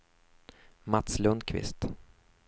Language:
Swedish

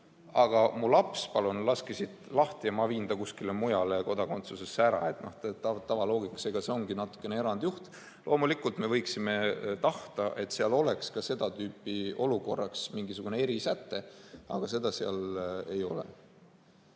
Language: Estonian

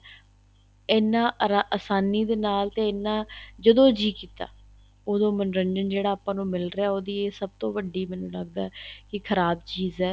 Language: Punjabi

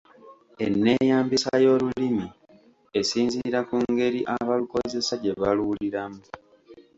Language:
Ganda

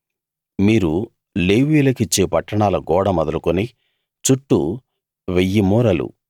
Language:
Telugu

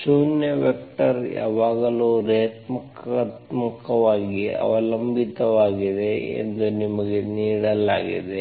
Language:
Kannada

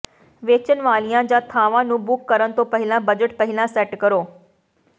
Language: Punjabi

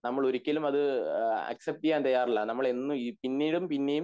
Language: Malayalam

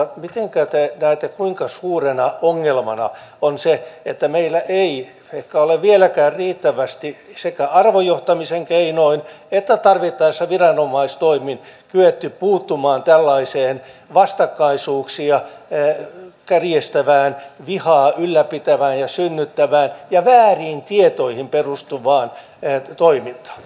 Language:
Finnish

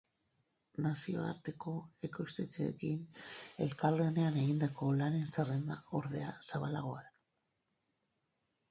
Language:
Basque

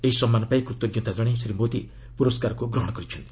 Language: Odia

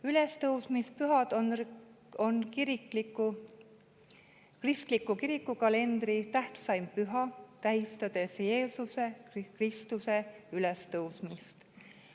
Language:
Estonian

